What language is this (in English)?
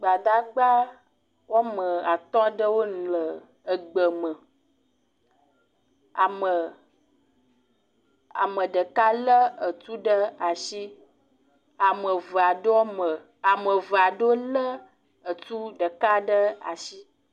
Ewe